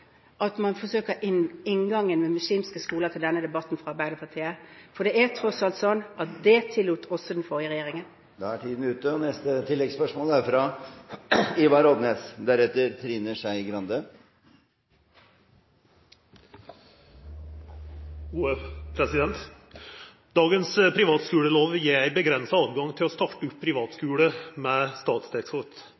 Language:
Norwegian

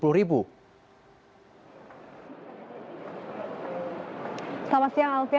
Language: Indonesian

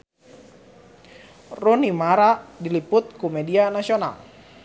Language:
Sundanese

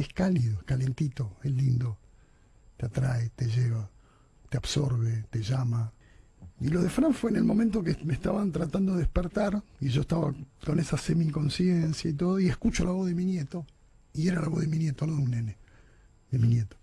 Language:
Spanish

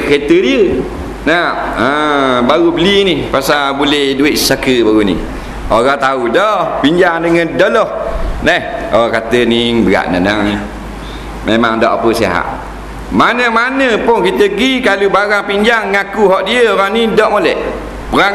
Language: Malay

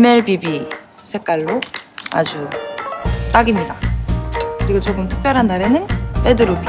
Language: Korean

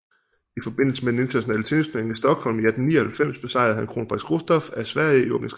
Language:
Danish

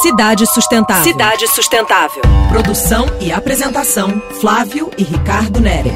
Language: Portuguese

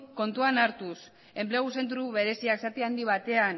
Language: Basque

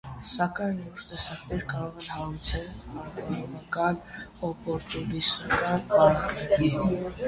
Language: Armenian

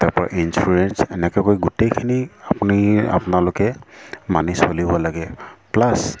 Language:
Assamese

